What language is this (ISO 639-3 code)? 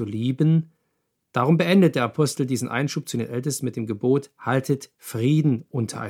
deu